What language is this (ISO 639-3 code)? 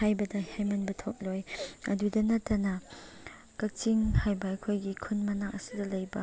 mni